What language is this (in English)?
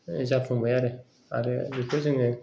Bodo